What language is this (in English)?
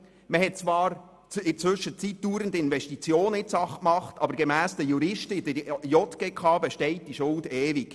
Swiss German